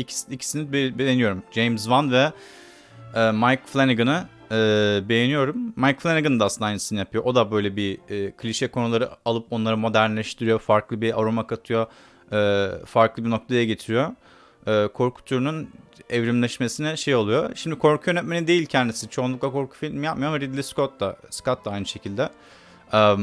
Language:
Turkish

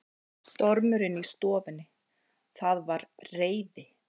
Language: Icelandic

